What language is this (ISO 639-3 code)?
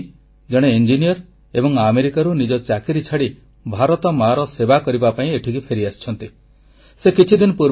ori